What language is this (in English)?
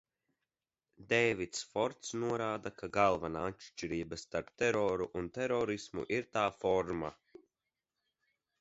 Latvian